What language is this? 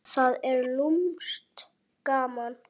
Icelandic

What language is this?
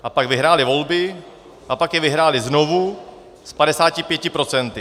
Czech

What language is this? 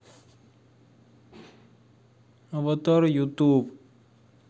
Russian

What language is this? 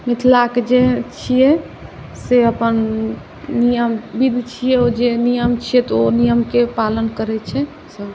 Maithili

